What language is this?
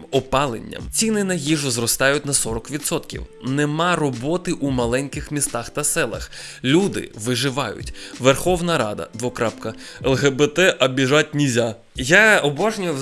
Ukrainian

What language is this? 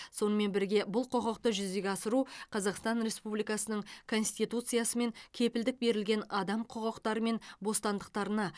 Kazakh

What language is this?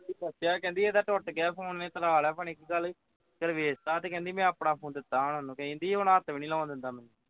Punjabi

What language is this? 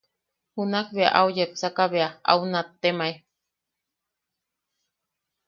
Yaqui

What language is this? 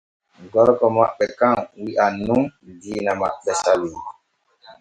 Borgu Fulfulde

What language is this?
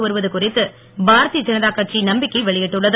Tamil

